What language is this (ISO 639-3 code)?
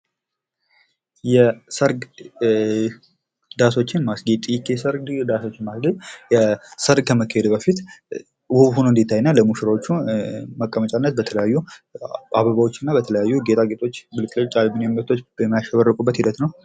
amh